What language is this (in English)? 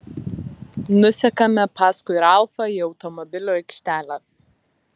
Lithuanian